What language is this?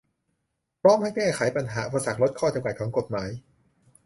Thai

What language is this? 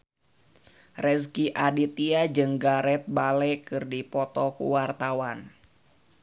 Sundanese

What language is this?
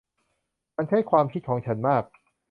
Thai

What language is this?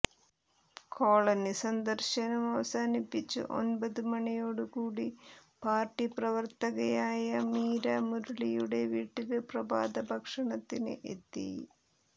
Malayalam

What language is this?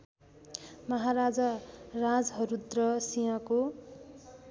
Nepali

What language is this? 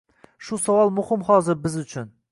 Uzbek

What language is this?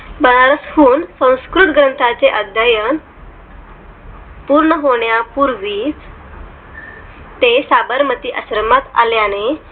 Marathi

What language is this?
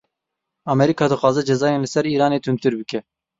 Kurdish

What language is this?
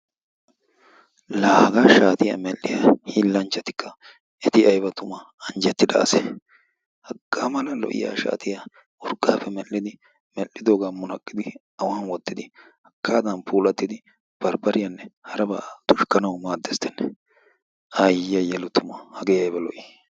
Wolaytta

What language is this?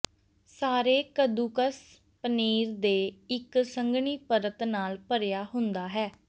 Punjabi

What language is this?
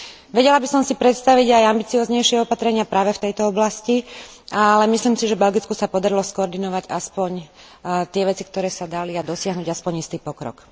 Slovak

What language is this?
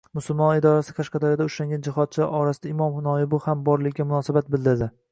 Uzbek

